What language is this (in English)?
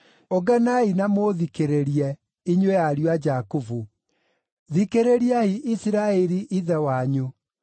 Kikuyu